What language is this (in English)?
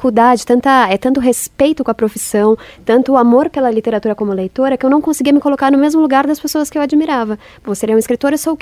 Portuguese